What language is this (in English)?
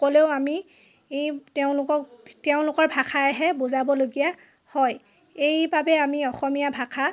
Assamese